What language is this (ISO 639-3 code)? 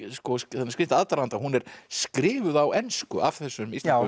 isl